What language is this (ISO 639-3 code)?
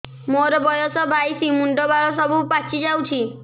ori